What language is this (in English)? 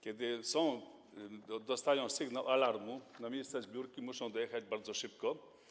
Polish